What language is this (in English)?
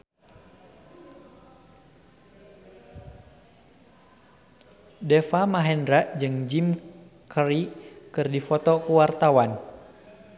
Sundanese